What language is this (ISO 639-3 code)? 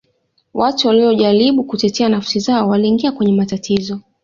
swa